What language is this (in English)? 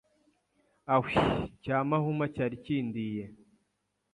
Kinyarwanda